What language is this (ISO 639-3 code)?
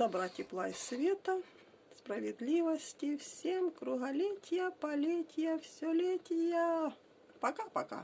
rus